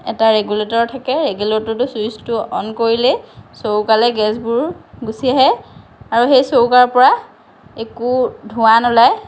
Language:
Assamese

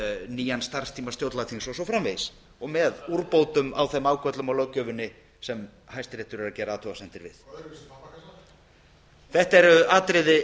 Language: Icelandic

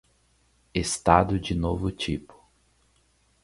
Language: Portuguese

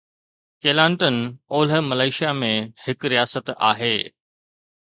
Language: Sindhi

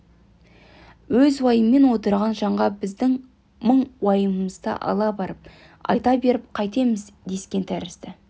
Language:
Kazakh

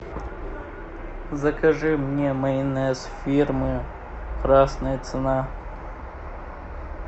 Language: Russian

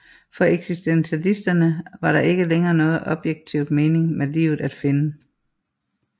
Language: Danish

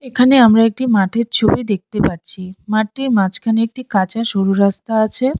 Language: Bangla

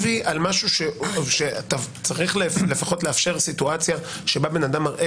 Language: Hebrew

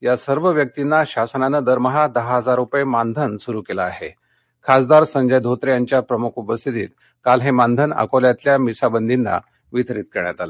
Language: Marathi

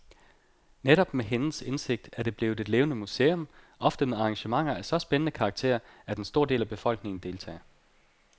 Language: Danish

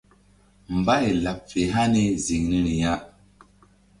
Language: Mbum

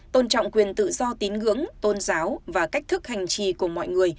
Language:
Vietnamese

